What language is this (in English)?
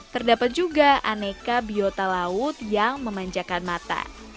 Indonesian